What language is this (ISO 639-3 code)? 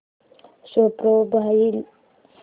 mar